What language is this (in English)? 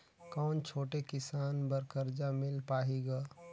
Chhattisgarhi